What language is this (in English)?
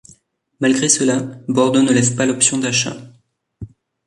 French